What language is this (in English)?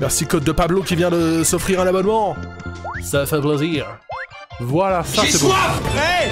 French